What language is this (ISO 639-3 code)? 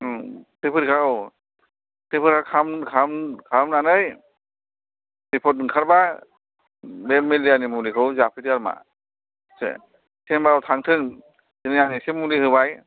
brx